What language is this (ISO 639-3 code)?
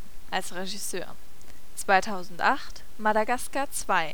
deu